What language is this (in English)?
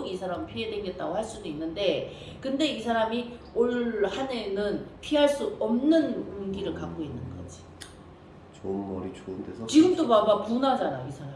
Korean